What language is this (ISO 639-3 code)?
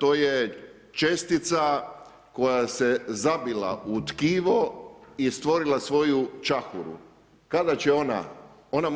hrv